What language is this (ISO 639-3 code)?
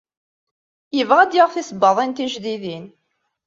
kab